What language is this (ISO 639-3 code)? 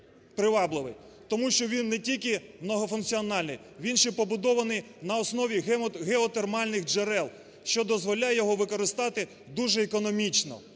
ukr